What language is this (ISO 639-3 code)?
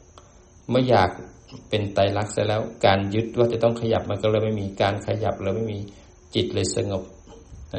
tha